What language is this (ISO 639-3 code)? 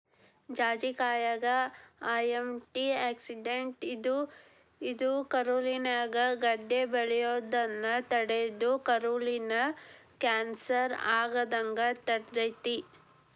kan